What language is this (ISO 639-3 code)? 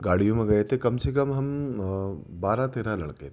urd